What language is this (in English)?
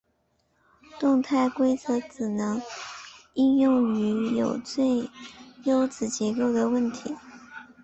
Chinese